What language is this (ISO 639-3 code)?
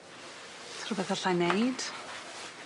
cym